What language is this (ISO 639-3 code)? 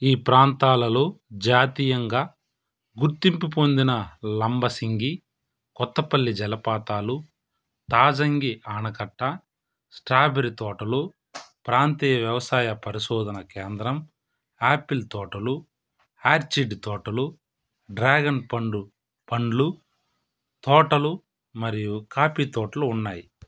tel